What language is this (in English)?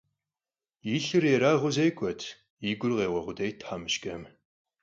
Kabardian